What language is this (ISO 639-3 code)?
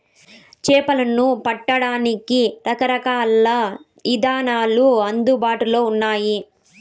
tel